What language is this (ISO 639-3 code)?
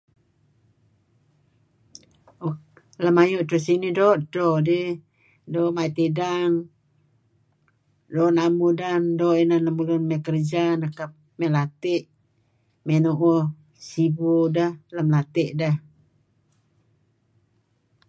kzi